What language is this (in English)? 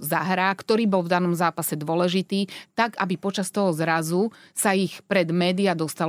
Slovak